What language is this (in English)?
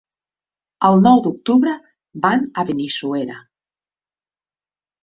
Catalan